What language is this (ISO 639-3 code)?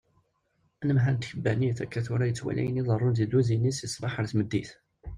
kab